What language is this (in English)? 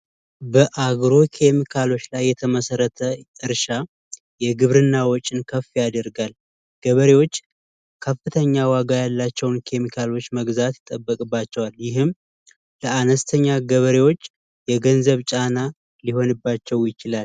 Amharic